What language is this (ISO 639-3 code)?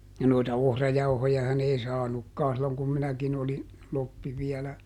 fin